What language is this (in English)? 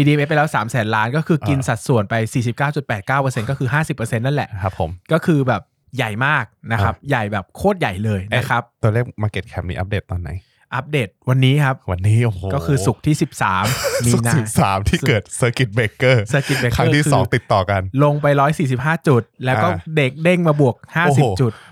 Thai